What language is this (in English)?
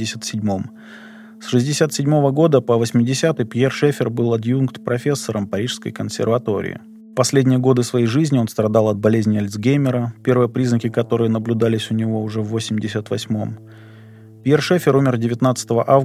Russian